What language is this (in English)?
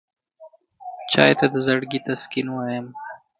Pashto